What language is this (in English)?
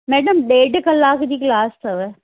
Sindhi